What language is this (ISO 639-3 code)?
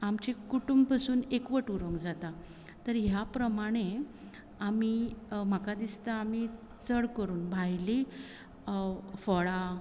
kok